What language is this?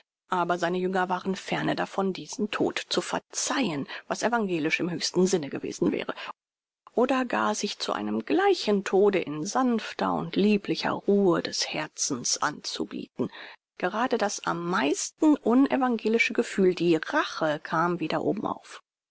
German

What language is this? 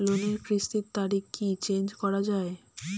Bangla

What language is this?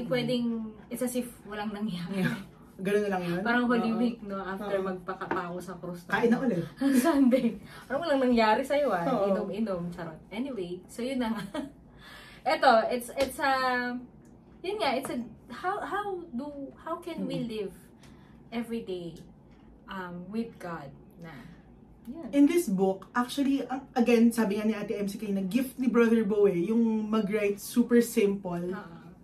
Filipino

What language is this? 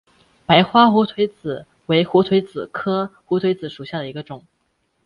Chinese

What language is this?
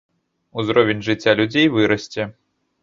Belarusian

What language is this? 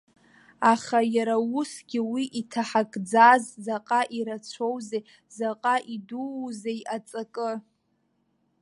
Abkhazian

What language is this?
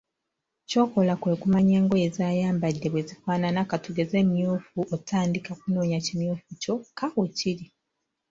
Ganda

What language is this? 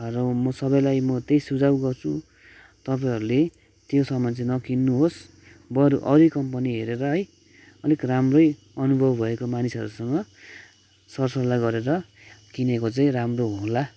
Nepali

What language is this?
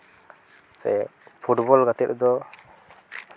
Santali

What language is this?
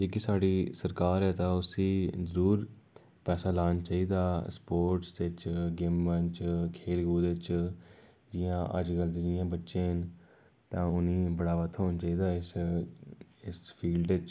Dogri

